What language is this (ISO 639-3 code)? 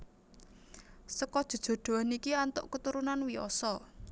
jav